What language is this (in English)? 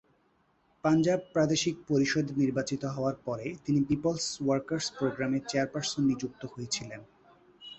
Bangla